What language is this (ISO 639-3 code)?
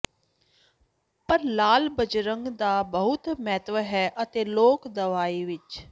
pan